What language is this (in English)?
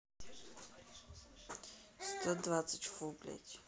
Russian